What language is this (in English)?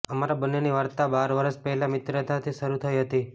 Gujarati